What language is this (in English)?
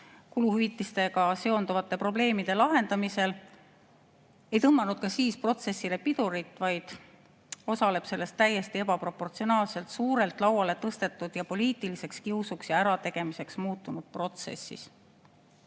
Estonian